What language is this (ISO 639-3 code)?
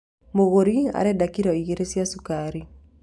kik